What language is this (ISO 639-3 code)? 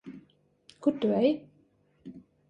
lav